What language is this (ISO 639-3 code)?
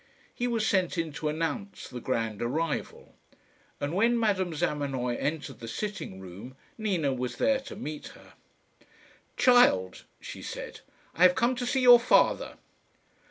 eng